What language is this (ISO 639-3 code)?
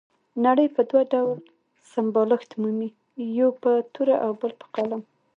pus